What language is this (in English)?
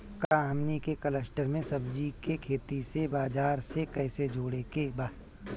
Bhojpuri